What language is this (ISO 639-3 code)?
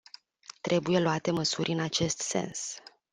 ron